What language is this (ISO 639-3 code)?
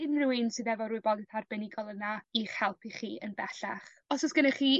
cym